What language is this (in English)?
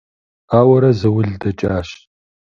Kabardian